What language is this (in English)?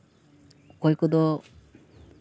Santali